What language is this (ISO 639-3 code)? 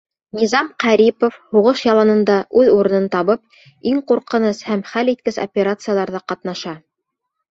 bak